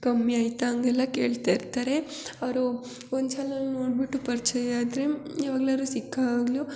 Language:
Kannada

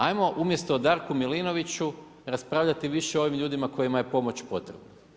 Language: Croatian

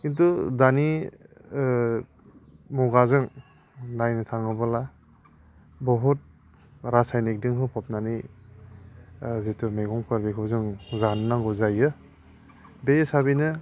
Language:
Bodo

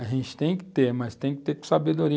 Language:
Portuguese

